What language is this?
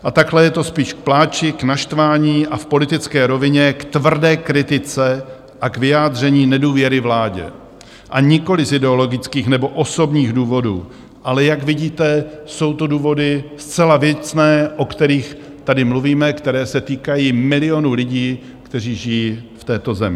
Czech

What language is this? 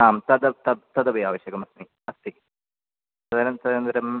Sanskrit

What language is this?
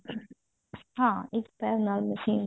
Punjabi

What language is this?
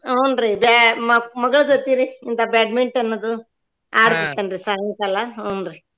Kannada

